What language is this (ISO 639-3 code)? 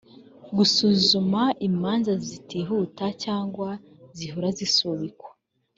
kin